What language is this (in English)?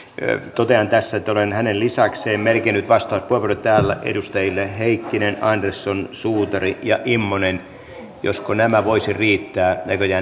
Finnish